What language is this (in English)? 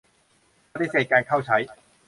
Thai